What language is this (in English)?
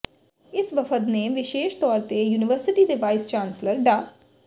Punjabi